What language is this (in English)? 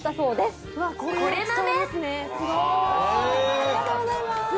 Japanese